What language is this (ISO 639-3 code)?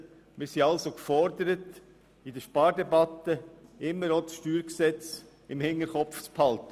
gsw